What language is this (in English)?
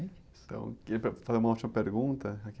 Portuguese